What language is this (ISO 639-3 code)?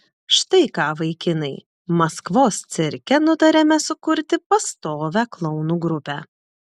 lit